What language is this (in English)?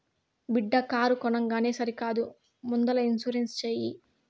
Telugu